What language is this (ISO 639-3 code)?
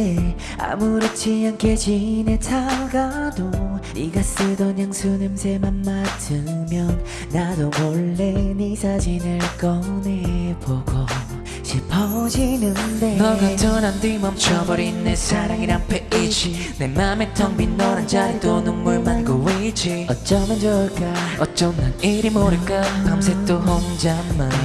kor